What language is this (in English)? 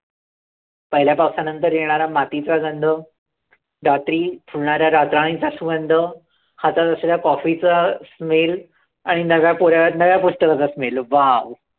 Marathi